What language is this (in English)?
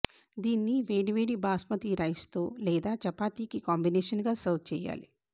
Telugu